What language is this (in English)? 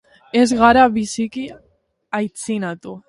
Basque